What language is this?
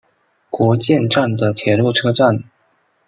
Chinese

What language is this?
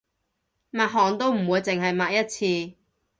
Cantonese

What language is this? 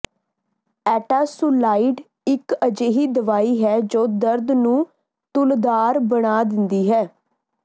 Punjabi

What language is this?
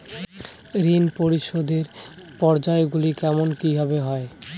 Bangla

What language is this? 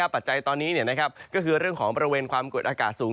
Thai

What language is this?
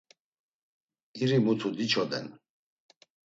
Laz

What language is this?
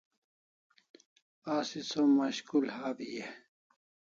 Kalasha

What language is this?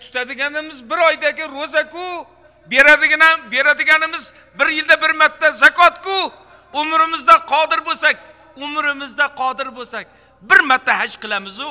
Turkish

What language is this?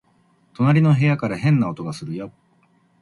Japanese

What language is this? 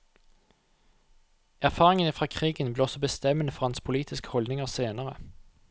Norwegian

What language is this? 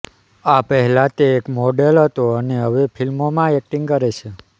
Gujarati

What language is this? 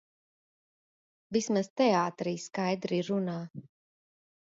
Latvian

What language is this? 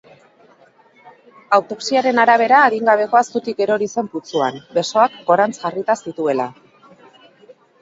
Basque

